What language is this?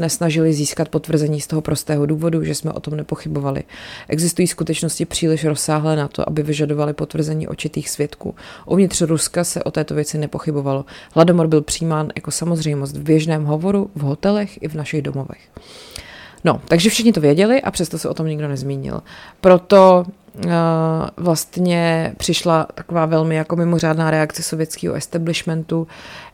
Czech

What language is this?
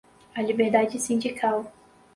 Portuguese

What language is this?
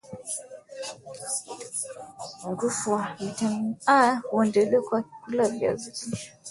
Swahili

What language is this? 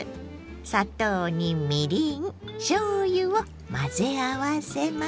Japanese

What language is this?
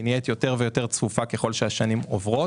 Hebrew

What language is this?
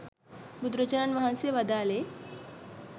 Sinhala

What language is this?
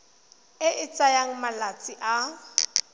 Tswana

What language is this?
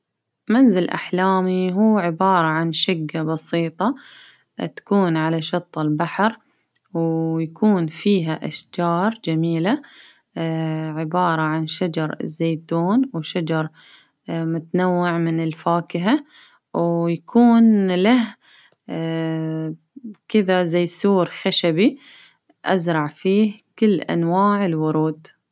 Baharna Arabic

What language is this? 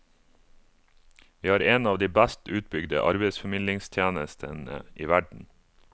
Norwegian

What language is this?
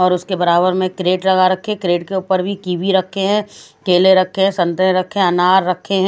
Hindi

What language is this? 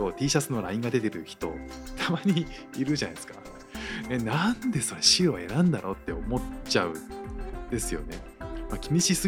Japanese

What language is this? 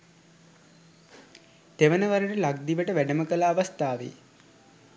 Sinhala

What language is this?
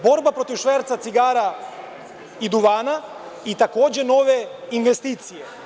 Serbian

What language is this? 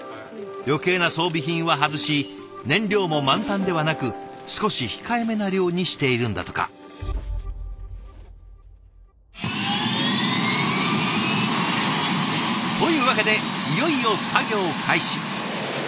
Japanese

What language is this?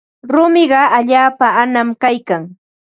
Ambo-Pasco Quechua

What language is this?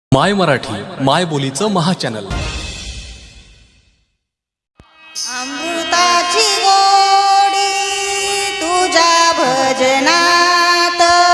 Marathi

